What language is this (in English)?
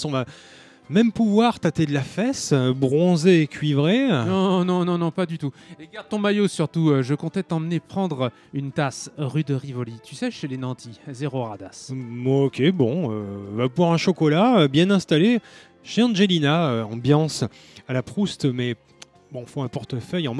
French